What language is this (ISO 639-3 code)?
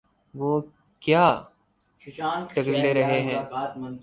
urd